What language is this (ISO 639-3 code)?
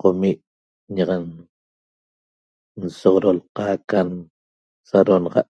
tob